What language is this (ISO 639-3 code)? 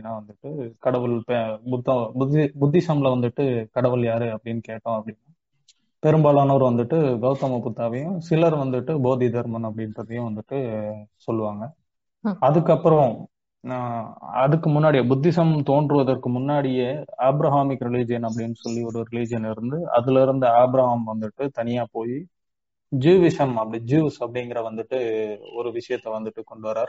tam